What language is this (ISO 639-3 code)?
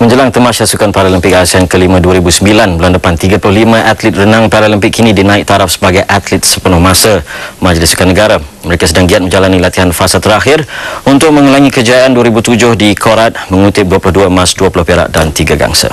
msa